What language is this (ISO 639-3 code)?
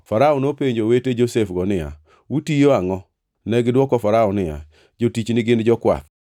luo